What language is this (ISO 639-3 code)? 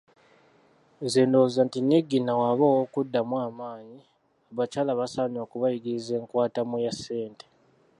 lug